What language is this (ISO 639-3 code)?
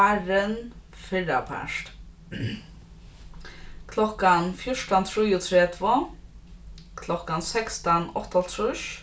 fao